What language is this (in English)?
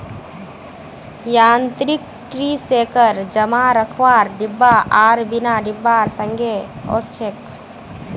Magahi